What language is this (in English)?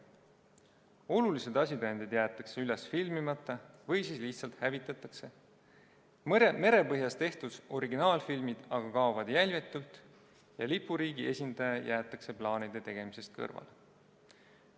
Estonian